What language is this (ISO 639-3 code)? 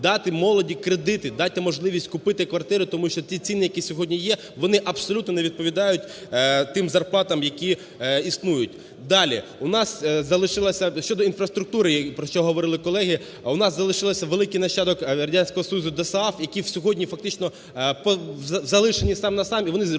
ukr